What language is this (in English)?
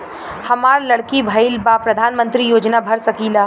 Bhojpuri